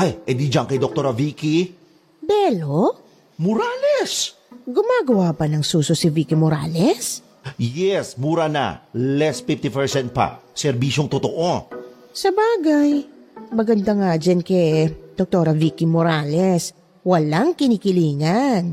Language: Filipino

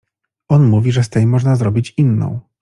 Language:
Polish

